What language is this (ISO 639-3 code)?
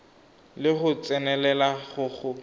tsn